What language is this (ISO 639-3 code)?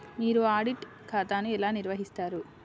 tel